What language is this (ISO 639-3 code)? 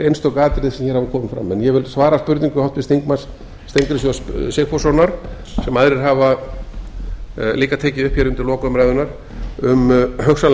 isl